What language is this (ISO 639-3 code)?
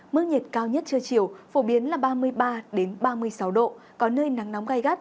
vie